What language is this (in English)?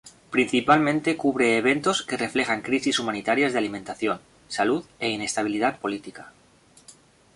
Spanish